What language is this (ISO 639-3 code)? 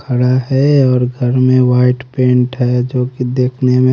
hin